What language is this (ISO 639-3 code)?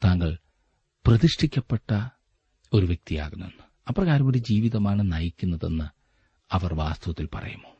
mal